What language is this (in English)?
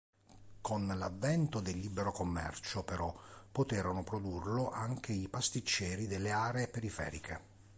Italian